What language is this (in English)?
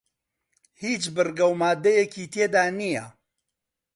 Central Kurdish